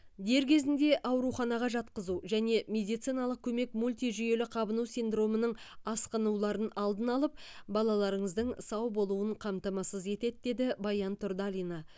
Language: Kazakh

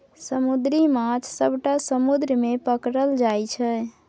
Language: Maithili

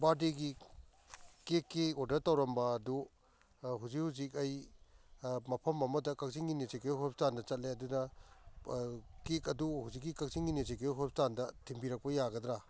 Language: Manipuri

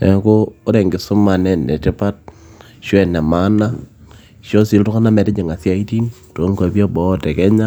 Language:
Masai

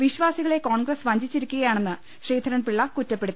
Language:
Malayalam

